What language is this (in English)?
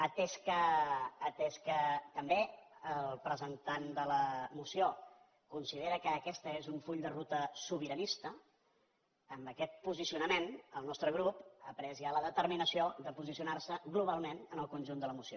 Catalan